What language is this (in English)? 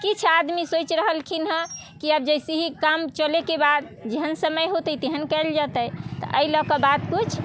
Maithili